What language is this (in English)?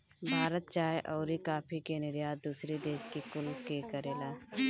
Bhojpuri